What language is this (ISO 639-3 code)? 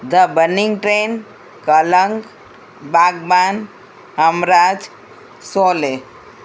guj